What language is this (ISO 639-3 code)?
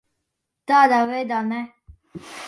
lav